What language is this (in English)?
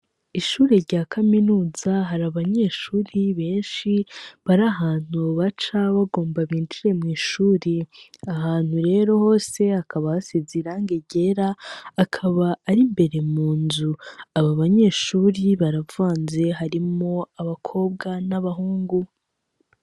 Rundi